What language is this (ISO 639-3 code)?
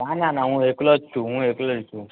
guj